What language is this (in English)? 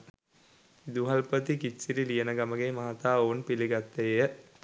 Sinhala